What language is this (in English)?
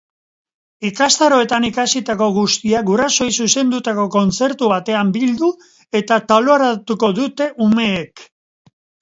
Basque